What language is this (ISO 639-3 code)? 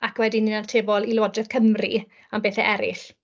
cym